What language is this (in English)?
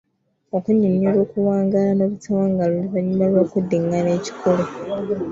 Ganda